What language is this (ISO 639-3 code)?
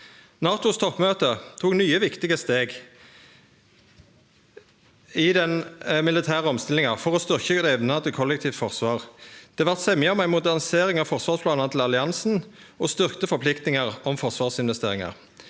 nor